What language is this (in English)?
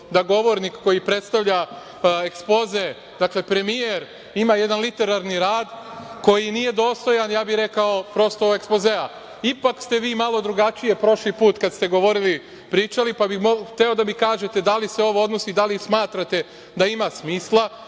Serbian